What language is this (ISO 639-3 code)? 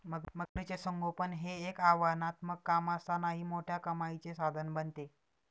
mar